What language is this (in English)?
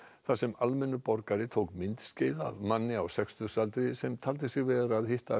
Icelandic